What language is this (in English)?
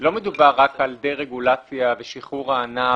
Hebrew